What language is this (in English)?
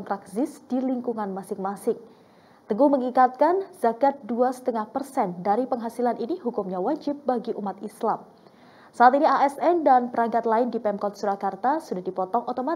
Indonesian